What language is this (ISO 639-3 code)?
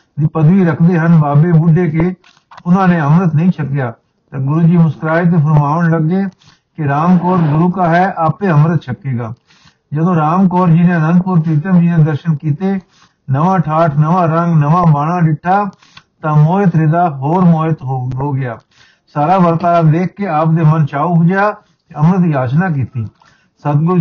pan